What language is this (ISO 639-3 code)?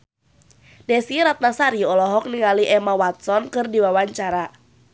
sun